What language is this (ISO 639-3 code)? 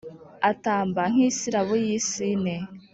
kin